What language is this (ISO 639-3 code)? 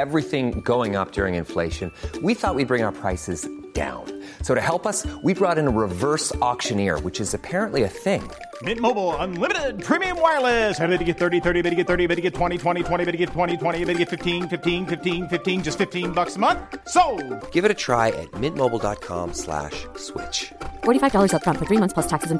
fil